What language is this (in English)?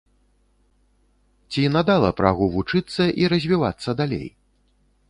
Belarusian